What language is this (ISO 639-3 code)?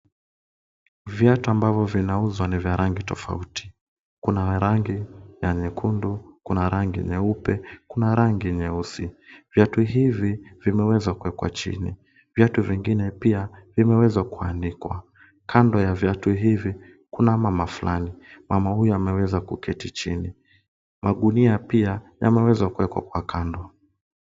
swa